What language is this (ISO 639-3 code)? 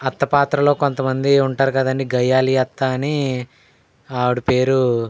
tel